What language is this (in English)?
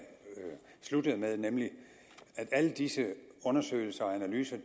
Danish